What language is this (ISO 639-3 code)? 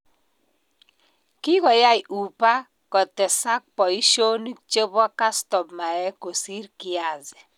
kln